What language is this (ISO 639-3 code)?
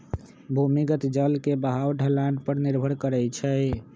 mag